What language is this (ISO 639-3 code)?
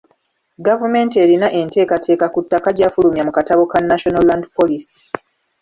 lug